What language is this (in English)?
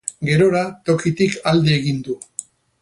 Basque